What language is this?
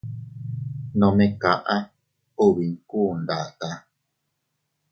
Teutila Cuicatec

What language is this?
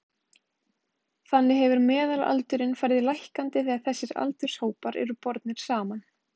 Icelandic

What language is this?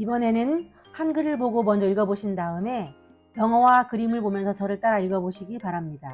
Korean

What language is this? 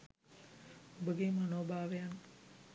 Sinhala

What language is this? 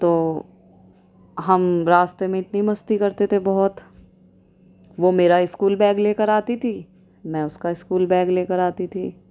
Urdu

